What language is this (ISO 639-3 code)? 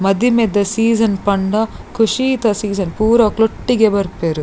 tcy